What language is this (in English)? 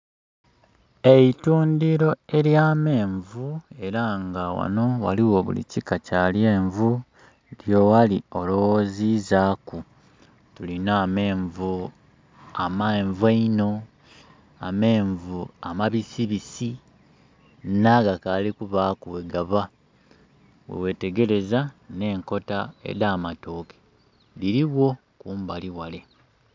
Soga